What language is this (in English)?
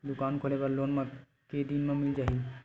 Chhattisgarhi